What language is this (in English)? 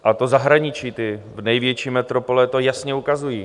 Czech